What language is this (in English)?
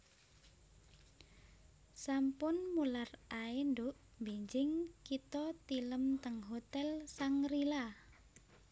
Javanese